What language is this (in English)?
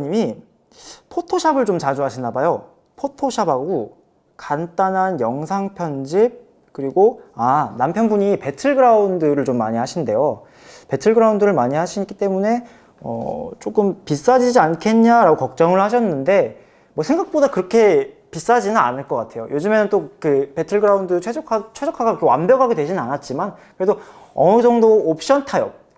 Korean